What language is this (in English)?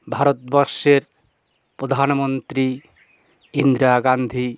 Bangla